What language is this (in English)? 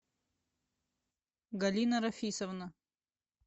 Russian